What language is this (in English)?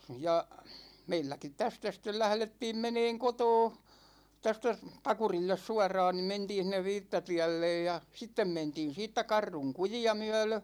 Finnish